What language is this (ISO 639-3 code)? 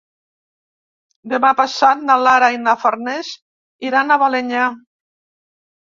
cat